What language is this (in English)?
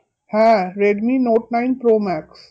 Bangla